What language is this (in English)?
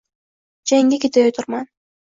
Uzbek